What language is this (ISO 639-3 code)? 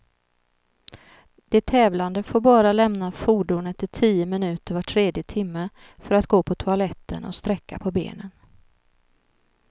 swe